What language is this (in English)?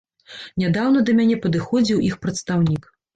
Belarusian